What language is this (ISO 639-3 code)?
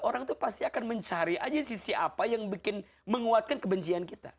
ind